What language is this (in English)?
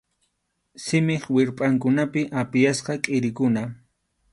Arequipa-La Unión Quechua